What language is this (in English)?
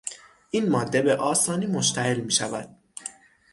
Persian